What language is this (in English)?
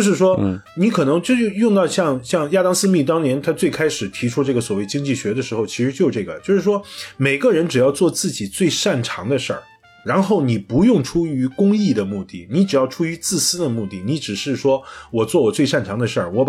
Chinese